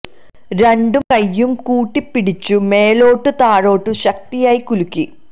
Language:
Malayalam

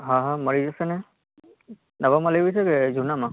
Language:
Gujarati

